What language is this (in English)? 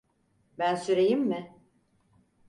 Turkish